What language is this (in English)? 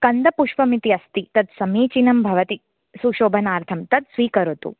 Sanskrit